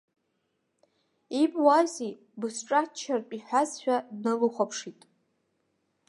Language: Abkhazian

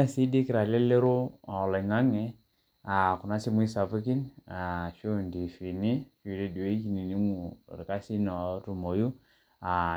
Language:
Masai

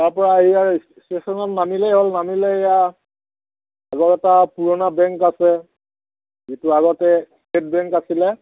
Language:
Assamese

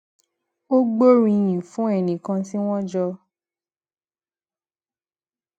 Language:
Yoruba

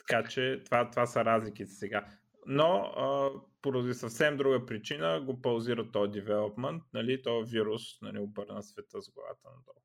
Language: Bulgarian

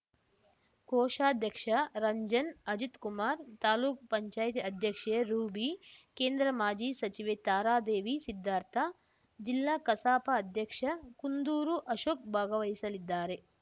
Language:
Kannada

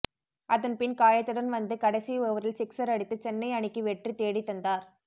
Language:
Tamil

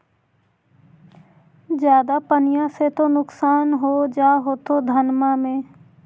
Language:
Magahi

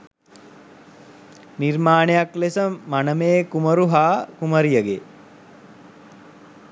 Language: Sinhala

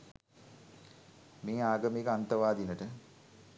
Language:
Sinhala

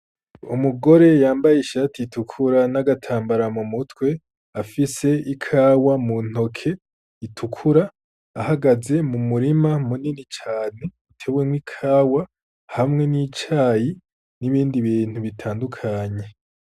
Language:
Rundi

